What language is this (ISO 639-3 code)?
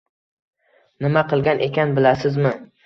uzb